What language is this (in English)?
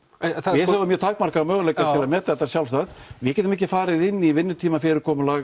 Icelandic